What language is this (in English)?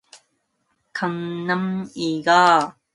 Korean